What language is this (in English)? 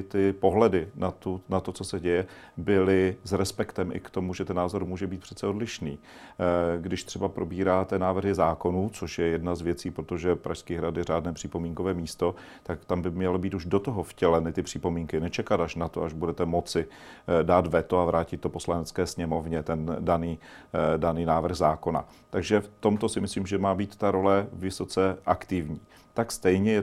Czech